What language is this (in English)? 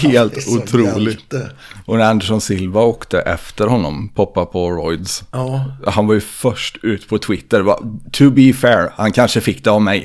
Swedish